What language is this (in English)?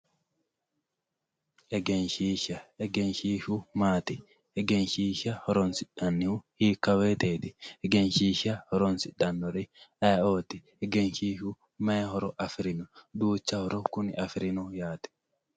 Sidamo